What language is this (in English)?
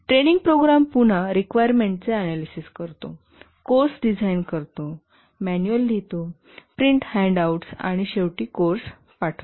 Marathi